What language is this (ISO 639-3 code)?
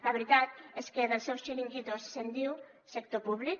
cat